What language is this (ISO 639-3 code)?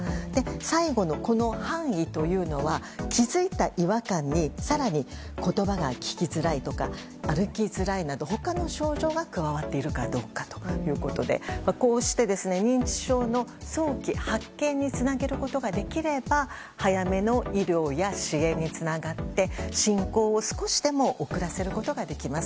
jpn